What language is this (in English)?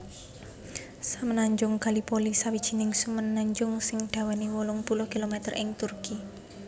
Javanese